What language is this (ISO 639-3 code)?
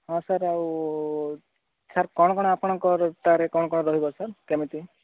ori